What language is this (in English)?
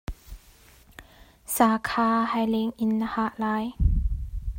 Hakha Chin